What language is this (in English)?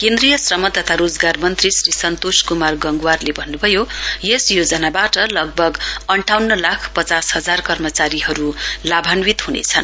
Nepali